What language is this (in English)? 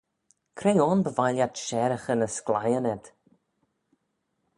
Manx